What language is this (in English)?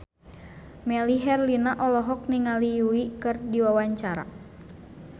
Sundanese